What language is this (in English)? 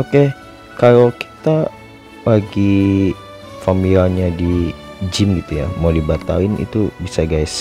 Indonesian